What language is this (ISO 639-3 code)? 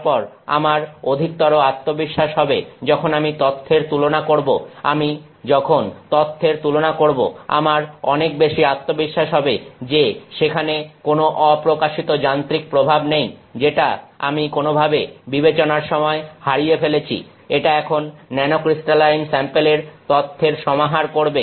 ben